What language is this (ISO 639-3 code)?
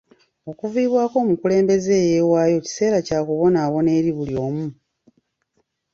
lug